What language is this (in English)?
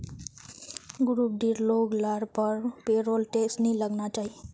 Magahi